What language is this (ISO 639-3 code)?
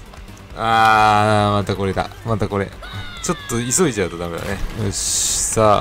jpn